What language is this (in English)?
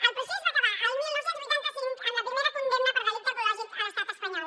Catalan